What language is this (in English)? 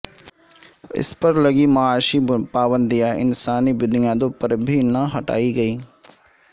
Urdu